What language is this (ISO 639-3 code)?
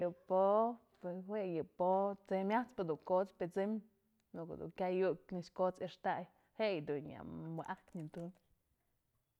mzl